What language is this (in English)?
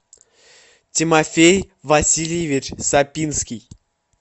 Russian